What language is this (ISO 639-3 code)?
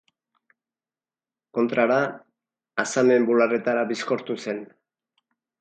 eus